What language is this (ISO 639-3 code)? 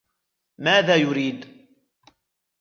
ara